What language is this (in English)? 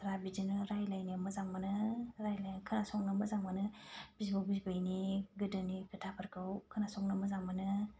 Bodo